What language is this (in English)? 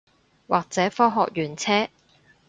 Cantonese